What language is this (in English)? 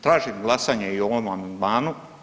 Croatian